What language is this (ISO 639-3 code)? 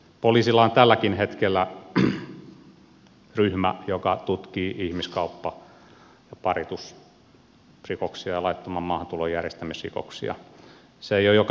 fin